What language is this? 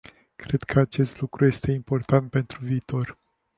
Romanian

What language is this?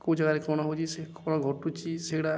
Odia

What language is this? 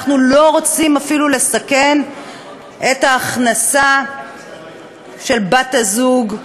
Hebrew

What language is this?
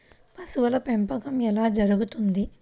Telugu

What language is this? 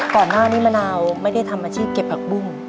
Thai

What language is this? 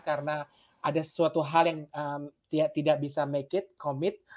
Indonesian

